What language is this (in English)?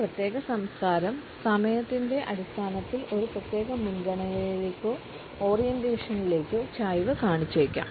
Malayalam